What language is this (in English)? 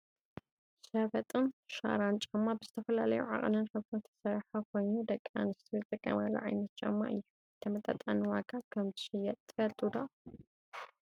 Tigrinya